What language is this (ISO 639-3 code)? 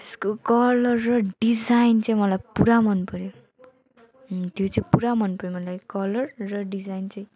nep